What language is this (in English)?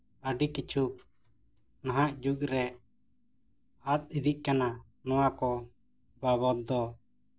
Santali